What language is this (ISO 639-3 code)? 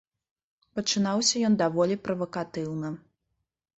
bel